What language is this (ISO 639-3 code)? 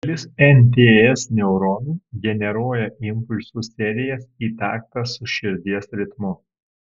lit